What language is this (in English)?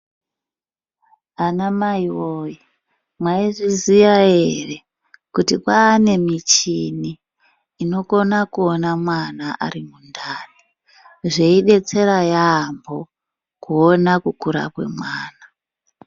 Ndau